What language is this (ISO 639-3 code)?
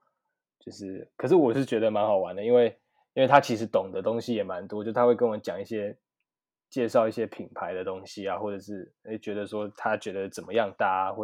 zho